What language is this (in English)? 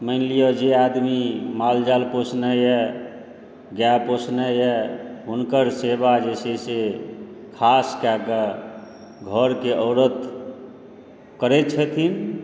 Maithili